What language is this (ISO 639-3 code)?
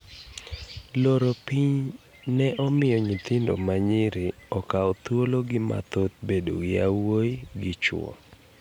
luo